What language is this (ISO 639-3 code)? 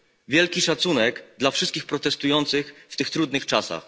pol